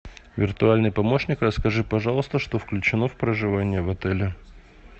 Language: Russian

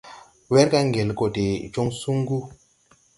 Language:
Tupuri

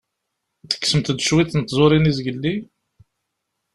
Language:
Kabyle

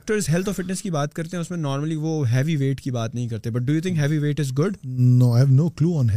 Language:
Urdu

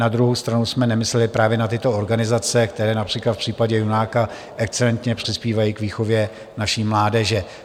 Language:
Czech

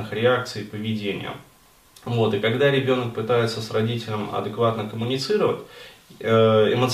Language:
Russian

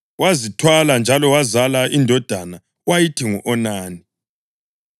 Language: North Ndebele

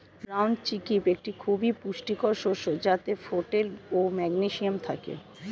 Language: Bangla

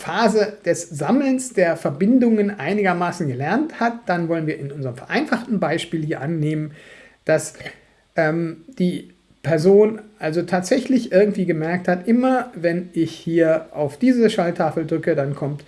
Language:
German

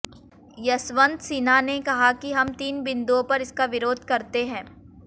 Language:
Hindi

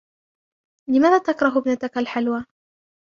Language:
Arabic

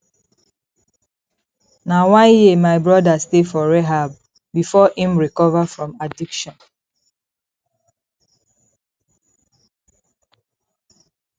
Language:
Nigerian Pidgin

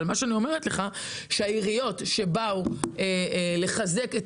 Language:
Hebrew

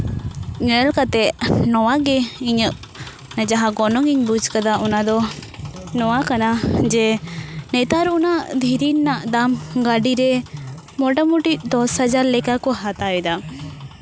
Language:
Santali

